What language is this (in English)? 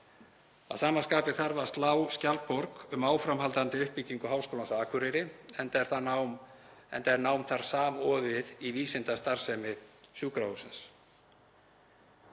Icelandic